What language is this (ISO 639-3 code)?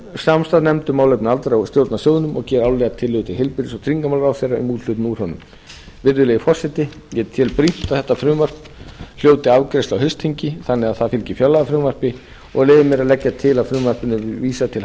isl